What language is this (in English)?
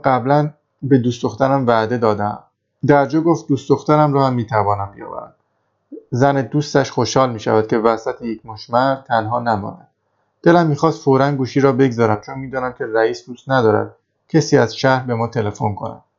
Persian